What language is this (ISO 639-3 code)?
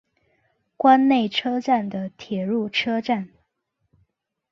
zho